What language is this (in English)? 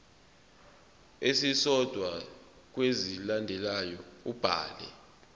Zulu